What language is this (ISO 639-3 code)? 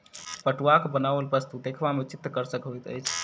mai